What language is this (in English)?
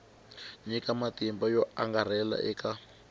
Tsonga